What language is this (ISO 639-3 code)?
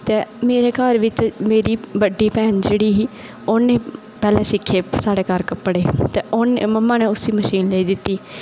doi